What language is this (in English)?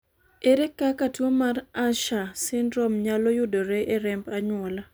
Luo (Kenya and Tanzania)